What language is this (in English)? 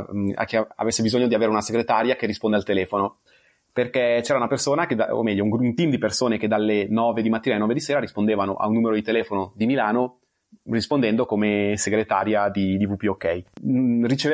Italian